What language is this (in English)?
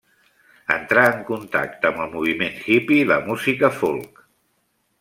Catalan